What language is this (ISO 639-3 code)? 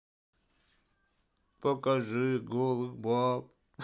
rus